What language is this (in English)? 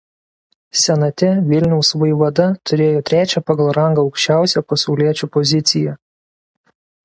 Lithuanian